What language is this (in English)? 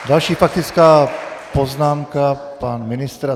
Czech